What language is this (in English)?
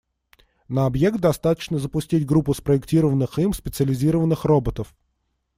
Russian